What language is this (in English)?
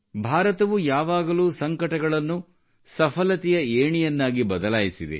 Kannada